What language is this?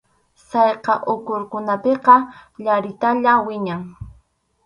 Arequipa-La Unión Quechua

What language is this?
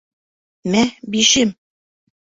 Bashkir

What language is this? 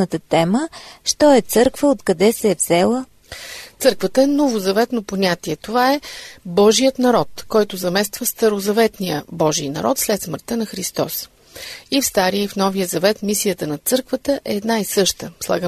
Bulgarian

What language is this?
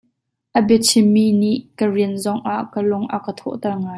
Hakha Chin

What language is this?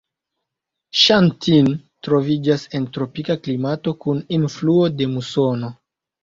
Esperanto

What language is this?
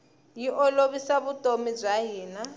Tsonga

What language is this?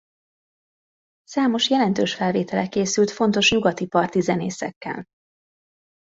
Hungarian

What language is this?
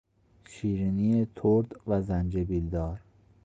Persian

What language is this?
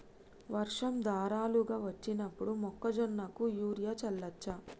Telugu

